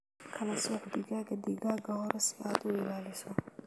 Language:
Somali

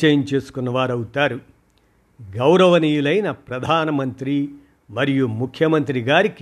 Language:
Telugu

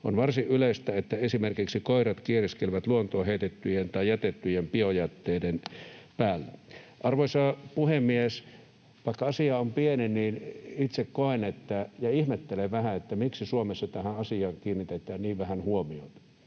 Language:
Finnish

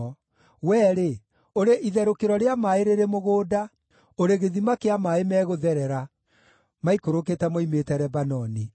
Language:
Kikuyu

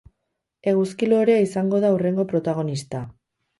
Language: Basque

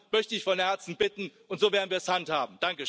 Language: German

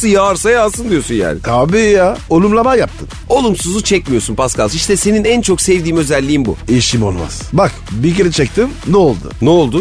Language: Turkish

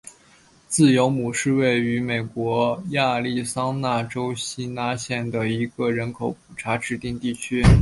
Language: Chinese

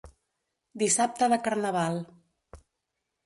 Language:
Catalan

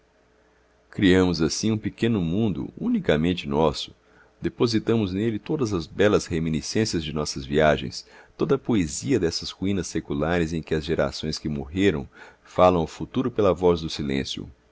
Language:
Portuguese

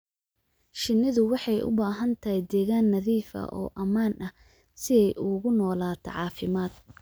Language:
Somali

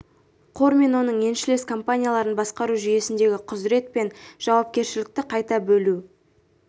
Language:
Kazakh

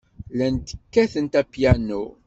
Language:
Kabyle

